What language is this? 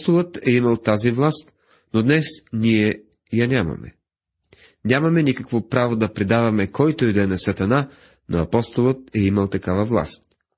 Bulgarian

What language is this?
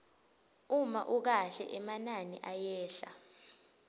Swati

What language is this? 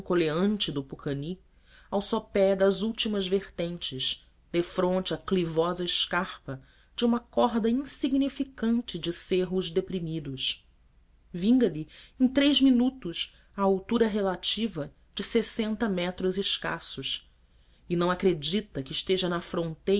Portuguese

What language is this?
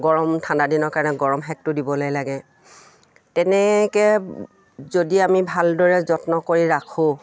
Assamese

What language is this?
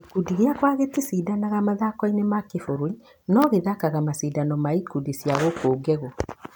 Kikuyu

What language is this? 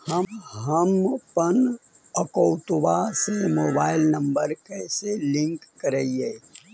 Magahi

